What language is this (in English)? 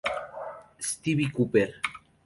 Spanish